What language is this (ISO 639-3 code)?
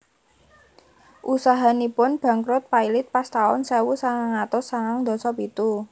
jav